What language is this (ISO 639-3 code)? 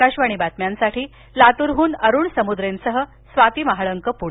mar